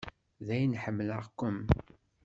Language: Kabyle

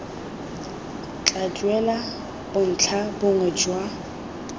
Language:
Tswana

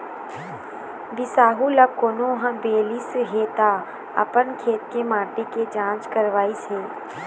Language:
Chhattisgarhi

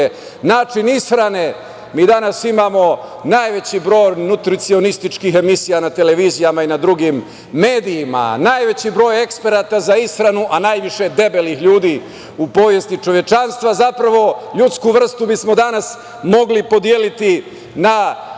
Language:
Serbian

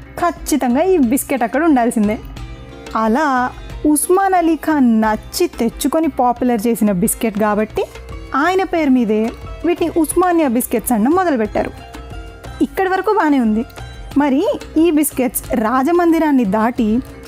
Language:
Telugu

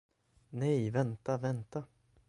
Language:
Swedish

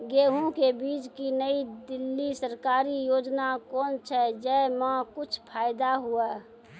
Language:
Maithili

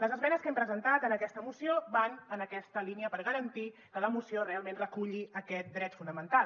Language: Catalan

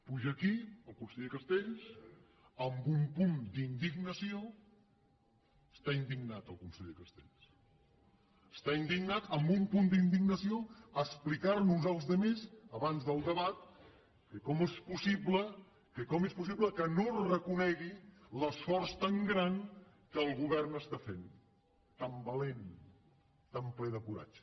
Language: Catalan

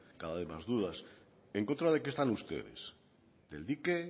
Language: Spanish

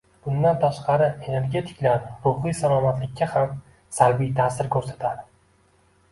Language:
Uzbek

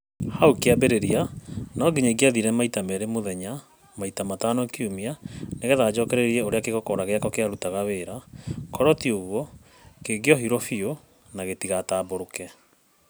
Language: Kikuyu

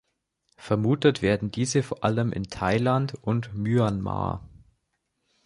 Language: German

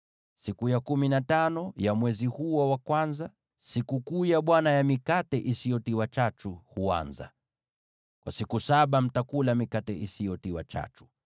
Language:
Swahili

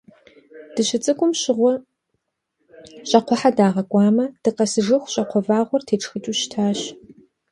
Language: Kabardian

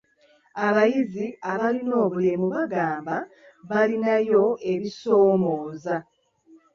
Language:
Ganda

